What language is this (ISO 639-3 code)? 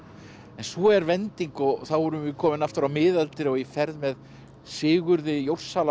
isl